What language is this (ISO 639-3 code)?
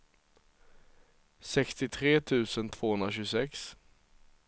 swe